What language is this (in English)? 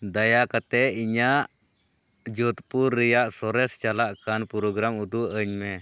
Santali